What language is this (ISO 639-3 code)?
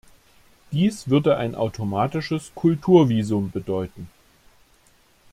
deu